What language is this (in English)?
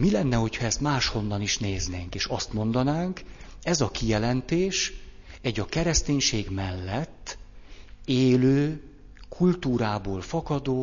Hungarian